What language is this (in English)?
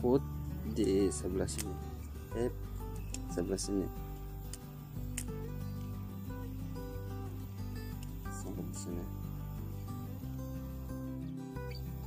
Indonesian